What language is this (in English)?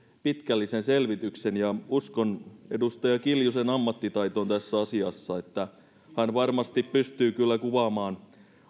Finnish